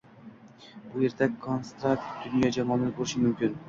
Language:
Uzbek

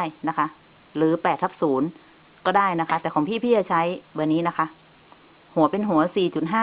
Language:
Thai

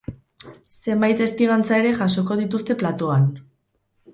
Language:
Basque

